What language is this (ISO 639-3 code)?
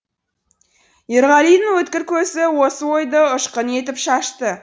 kaz